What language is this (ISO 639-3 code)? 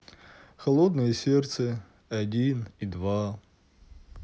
rus